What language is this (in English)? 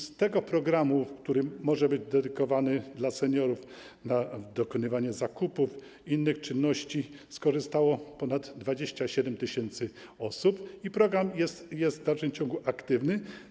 Polish